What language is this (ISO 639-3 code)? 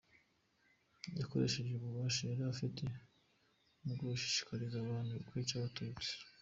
kin